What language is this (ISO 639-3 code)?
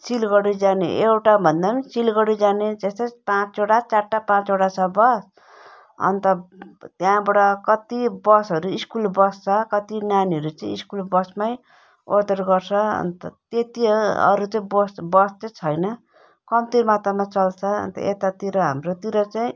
nep